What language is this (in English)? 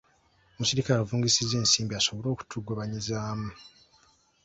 Ganda